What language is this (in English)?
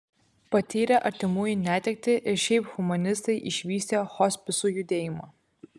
Lithuanian